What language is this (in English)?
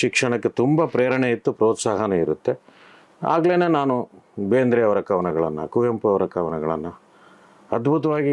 Kannada